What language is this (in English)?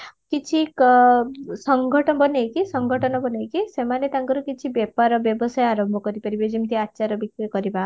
Odia